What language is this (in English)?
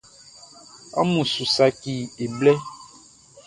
Baoulé